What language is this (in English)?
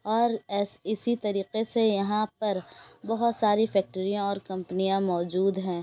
Urdu